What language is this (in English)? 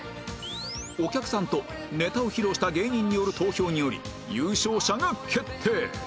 Japanese